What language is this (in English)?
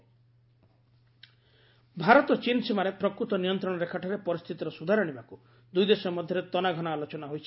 Odia